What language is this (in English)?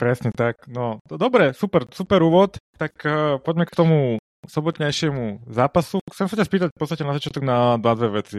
Slovak